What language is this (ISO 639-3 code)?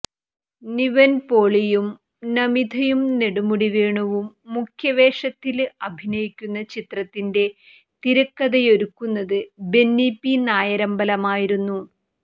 mal